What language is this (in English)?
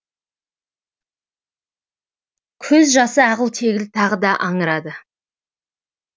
Kazakh